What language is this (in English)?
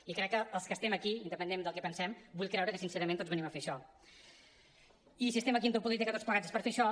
Catalan